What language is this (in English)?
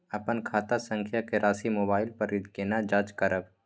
Maithili